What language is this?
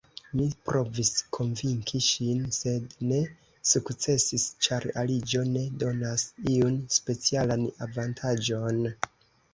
Esperanto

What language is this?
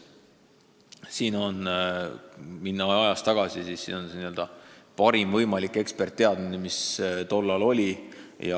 Estonian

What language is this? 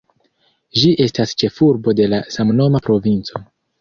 Esperanto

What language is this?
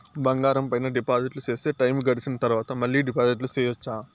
Telugu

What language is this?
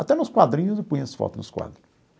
Portuguese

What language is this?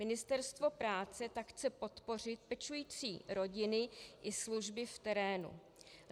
Czech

